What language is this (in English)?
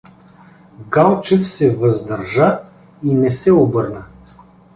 Bulgarian